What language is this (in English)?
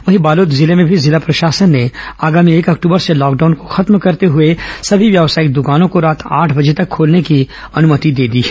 Hindi